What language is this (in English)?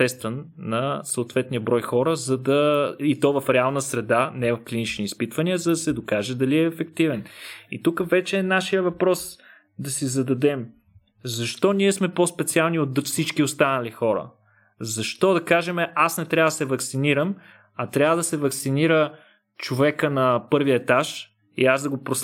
Bulgarian